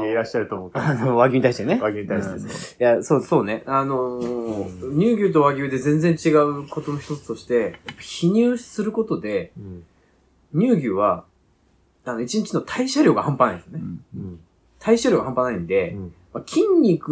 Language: Japanese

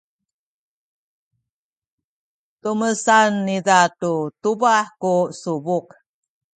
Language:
Sakizaya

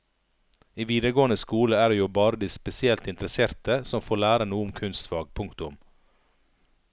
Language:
Norwegian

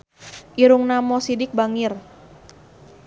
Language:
Sundanese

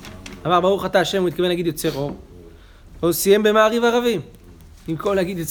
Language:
Hebrew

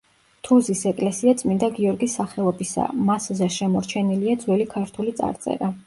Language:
Georgian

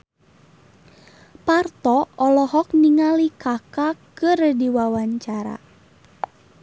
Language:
Sundanese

